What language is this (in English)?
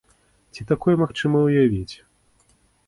Belarusian